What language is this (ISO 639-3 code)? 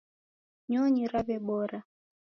dav